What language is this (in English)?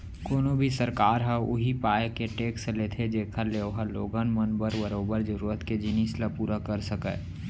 Chhattisgarhi